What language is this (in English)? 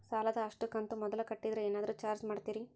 Kannada